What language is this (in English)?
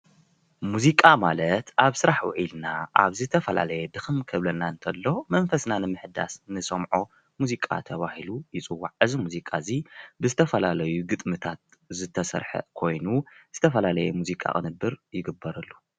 Tigrinya